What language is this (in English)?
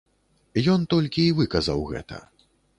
Belarusian